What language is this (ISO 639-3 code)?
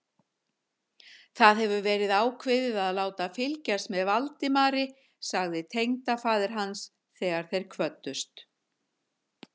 isl